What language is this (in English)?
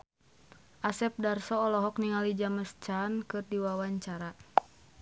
Sundanese